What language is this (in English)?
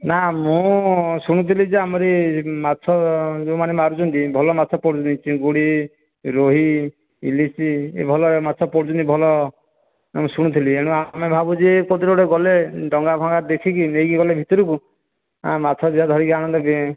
Odia